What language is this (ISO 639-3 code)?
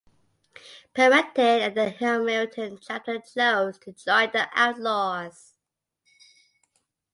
eng